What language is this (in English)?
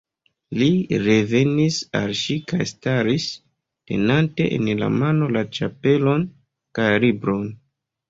Esperanto